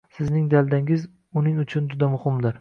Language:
Uzbek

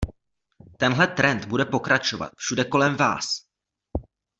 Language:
Czech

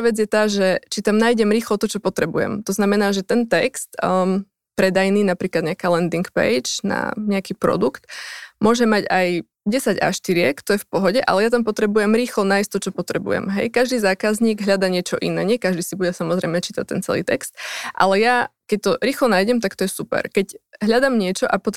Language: Slovak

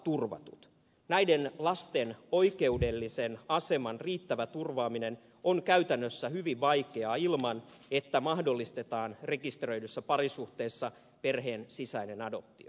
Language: Finnish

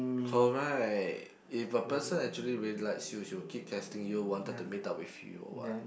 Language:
English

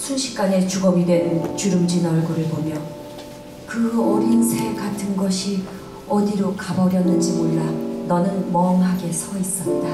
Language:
Korean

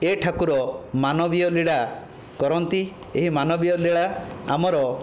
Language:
Odia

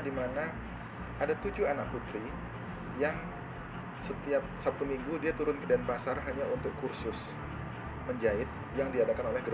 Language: Indonesian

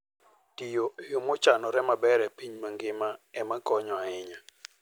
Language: Luo (Kenya and Tanzania)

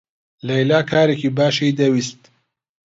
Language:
Central Kurdish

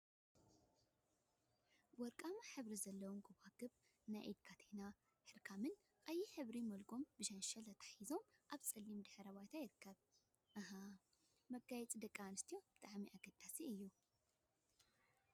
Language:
Tigrinya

